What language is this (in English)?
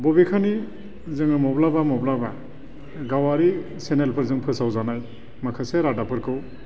Bodo